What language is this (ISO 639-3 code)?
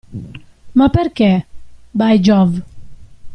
ita